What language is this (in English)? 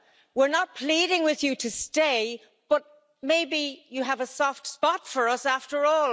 English